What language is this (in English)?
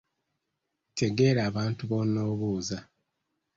Ganda